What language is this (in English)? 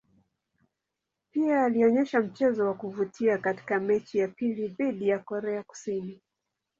Swahili